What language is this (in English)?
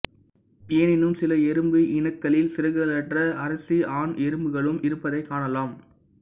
Tamil